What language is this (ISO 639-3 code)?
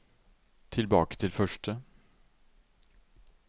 nor